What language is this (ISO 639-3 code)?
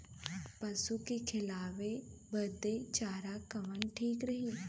bho